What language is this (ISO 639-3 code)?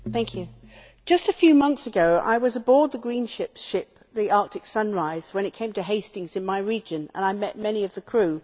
eng